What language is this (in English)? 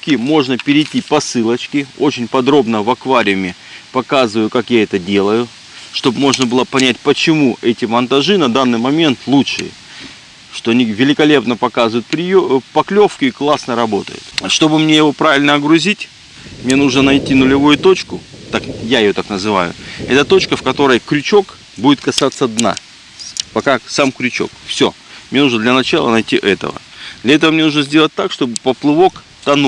Russian